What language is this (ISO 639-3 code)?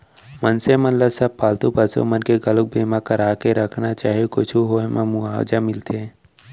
hne